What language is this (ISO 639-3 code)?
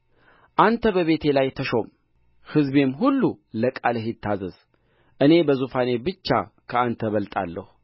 amh